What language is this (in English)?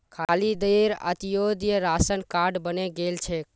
Magahi